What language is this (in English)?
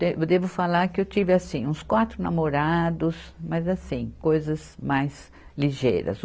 Portuguese